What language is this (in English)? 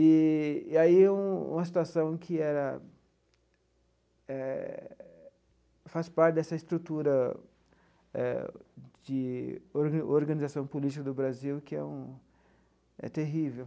Portuguese